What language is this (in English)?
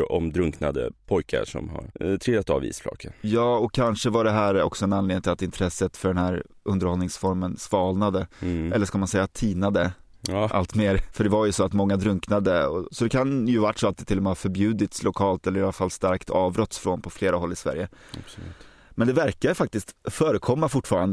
Swedish